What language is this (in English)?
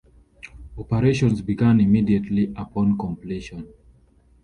English